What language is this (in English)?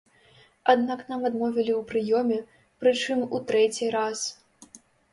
Belarusian